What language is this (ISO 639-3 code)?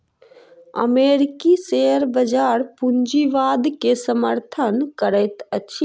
mai